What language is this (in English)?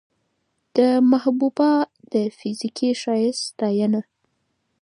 Pashto